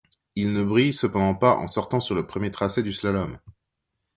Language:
French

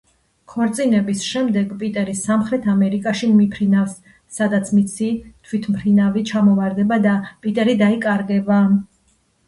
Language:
Georgian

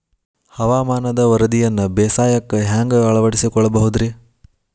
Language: Kannada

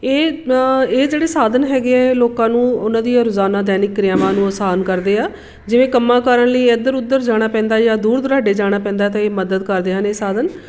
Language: Punjabi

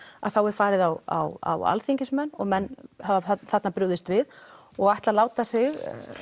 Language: Icelandic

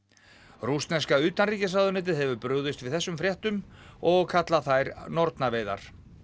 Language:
Icelandic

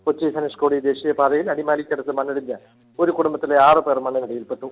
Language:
Malayalam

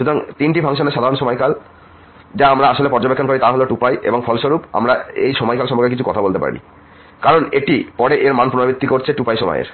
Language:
Bangla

